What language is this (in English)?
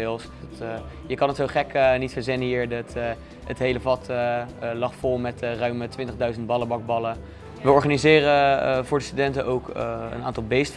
Dutch